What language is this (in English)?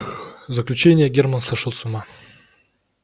Russian